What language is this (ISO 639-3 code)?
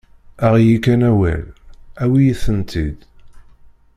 kab